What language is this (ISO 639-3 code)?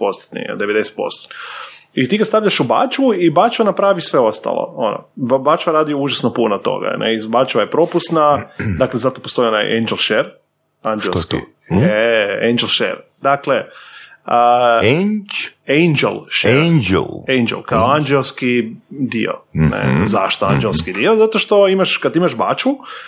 hrv